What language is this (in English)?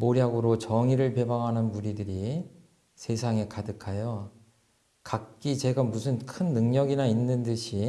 Korean